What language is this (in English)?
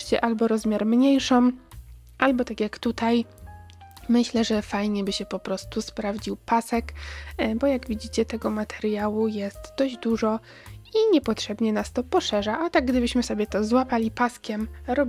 Polish